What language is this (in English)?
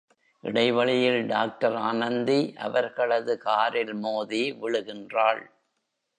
Tamil